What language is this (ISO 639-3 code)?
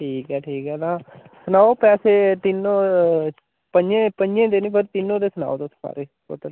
doi